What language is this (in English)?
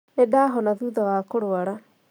Kikuyu